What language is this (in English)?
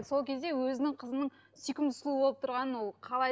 Kazakh